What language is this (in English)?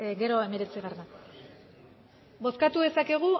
Basque